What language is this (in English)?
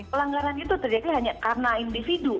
Indonesian